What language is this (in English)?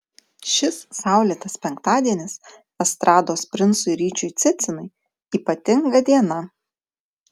Lithuanian